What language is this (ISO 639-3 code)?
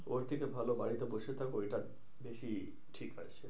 ben